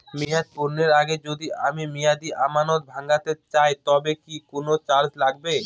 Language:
Bangla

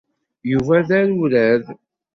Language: Kabyle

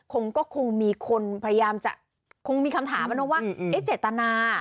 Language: Thai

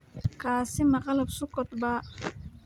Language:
Somali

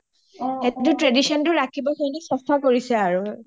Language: Assamese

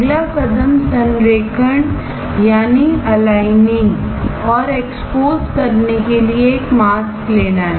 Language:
Hindi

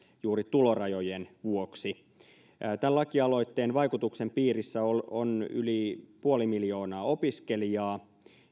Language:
Finnish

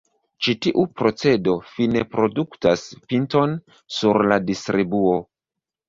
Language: Esperanto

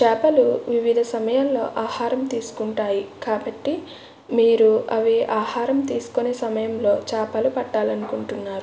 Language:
Telugu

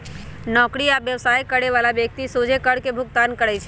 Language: Magahi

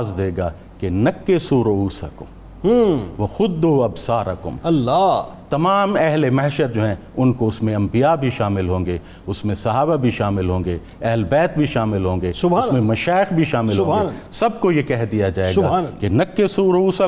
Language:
Urdu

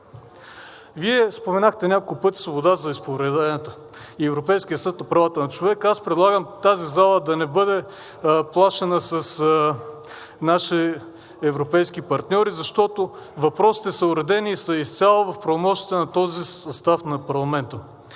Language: Bulgarian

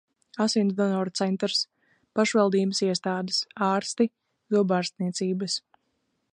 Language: Latvian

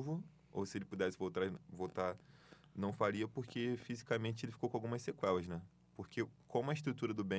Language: Portuguese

